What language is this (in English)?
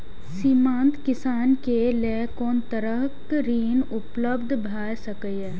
Maithili